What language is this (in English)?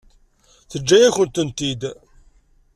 Kabyle